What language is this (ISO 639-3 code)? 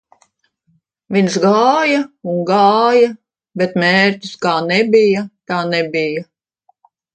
lav